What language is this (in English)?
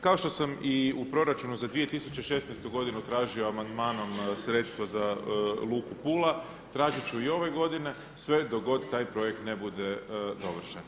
Croatian